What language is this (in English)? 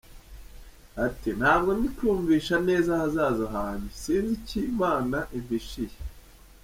Kinyarwanda